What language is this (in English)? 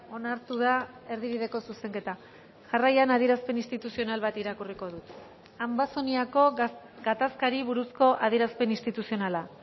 Basque